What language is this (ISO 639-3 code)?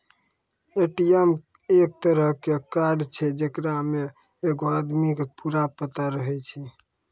mai